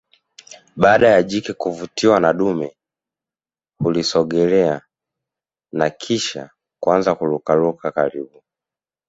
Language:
Swahili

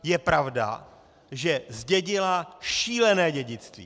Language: Czech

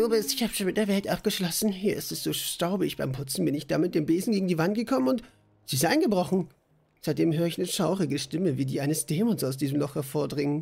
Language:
German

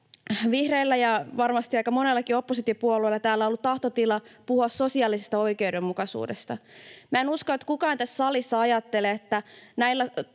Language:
Finnish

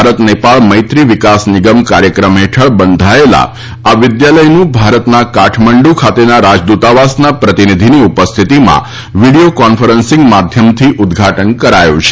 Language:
Gujarati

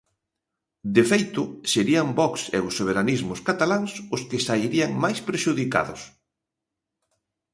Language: Galician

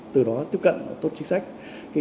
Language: Vietnamese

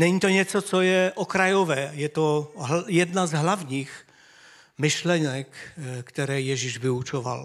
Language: Czech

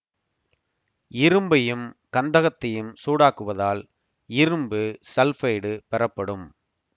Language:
Tamil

